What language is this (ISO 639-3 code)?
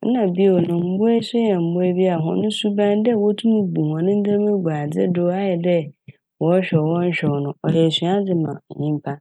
aka